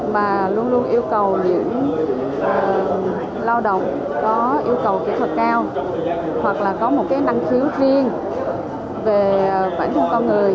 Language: Vietnamese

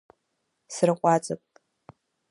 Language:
Abkhazian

